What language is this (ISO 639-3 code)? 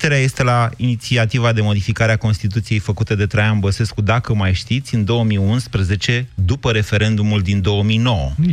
ron